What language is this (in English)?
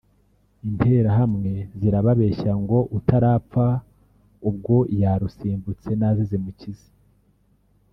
Kinyarwanda